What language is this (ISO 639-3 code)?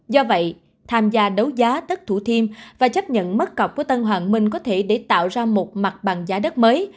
vie